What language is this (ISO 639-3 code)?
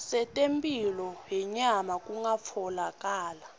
ssw